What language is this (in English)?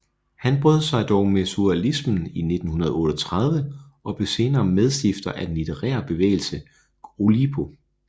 Danish